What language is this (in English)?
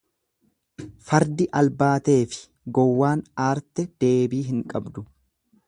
Oromo